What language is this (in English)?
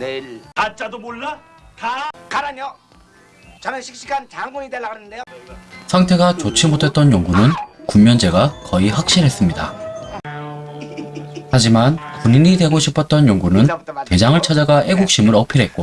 Korean